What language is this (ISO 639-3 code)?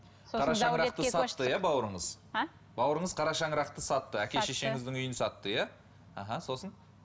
kaz